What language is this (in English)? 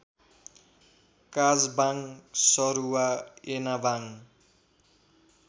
Nepali